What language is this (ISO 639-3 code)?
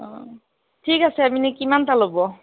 asm